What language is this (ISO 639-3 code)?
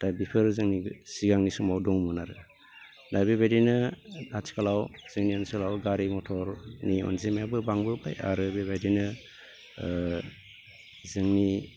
brx